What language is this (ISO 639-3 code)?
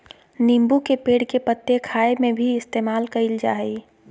mag